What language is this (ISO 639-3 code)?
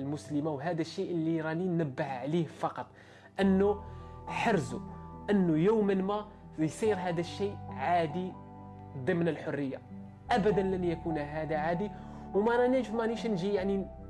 ara